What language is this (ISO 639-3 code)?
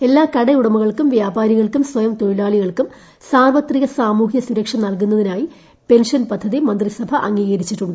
mal